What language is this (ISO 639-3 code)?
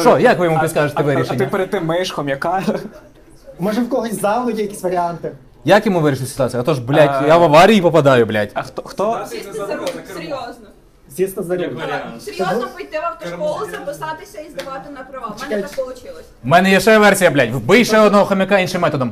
ukr